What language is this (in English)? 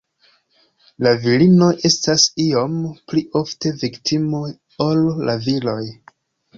Esperanto